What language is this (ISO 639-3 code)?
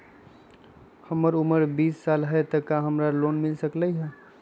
mag